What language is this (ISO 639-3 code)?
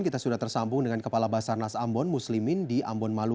ind